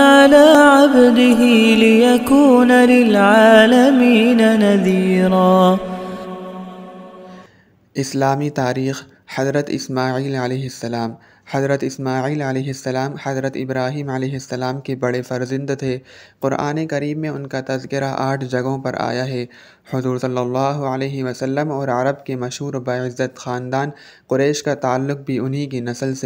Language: Arabic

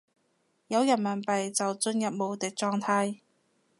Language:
Cantonese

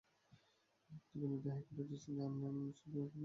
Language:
Bangla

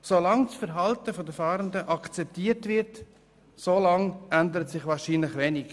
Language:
Swiss German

